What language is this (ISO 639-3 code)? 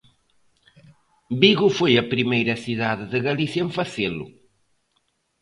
glg